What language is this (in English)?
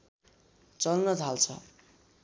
Nepali